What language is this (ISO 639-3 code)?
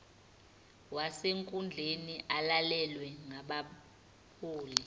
zul